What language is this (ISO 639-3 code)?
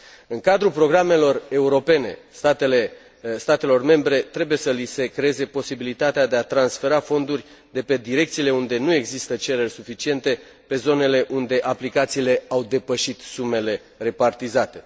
ron